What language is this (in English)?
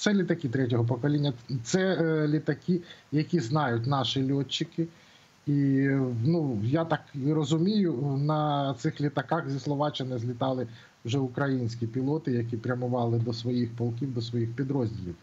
Ukrainian